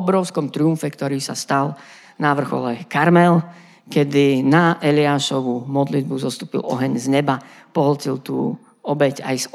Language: Slovak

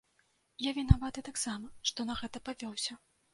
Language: Belarusian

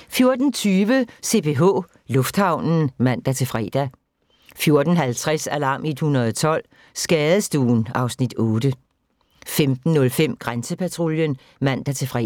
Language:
Danish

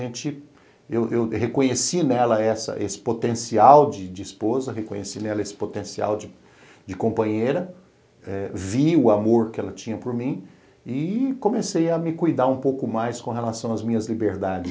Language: Portuguese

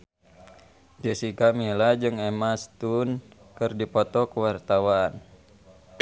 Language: Sundanese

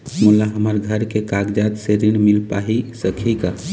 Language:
Chhattisgarhi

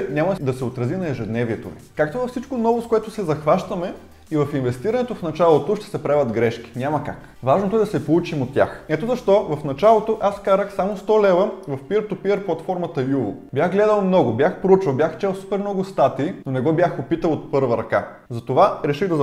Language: Bulgarian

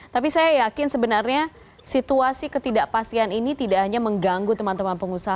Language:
Indonesian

